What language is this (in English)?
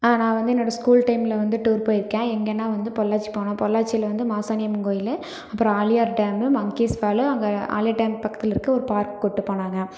Tamil